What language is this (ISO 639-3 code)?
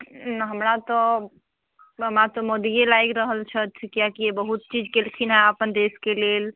mai